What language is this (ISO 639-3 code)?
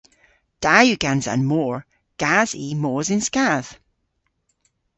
cor